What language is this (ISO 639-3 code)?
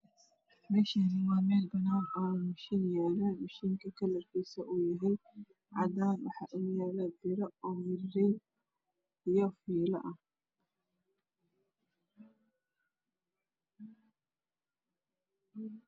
som